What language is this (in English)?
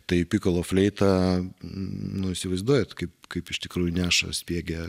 Lithuanian